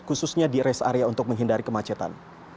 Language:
Indonesian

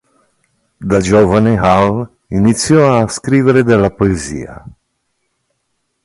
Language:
Italian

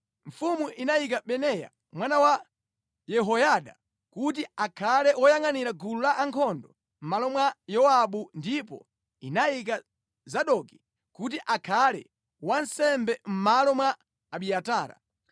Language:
Nyanja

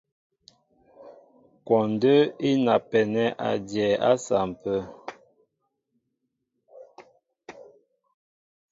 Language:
Mbo (Cameroon)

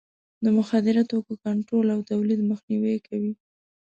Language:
Pashto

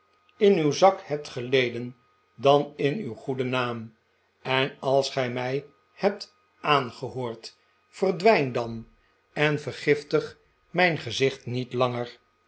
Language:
Dutch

